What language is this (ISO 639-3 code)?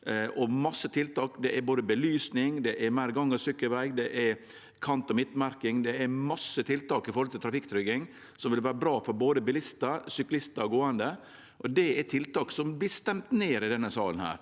nor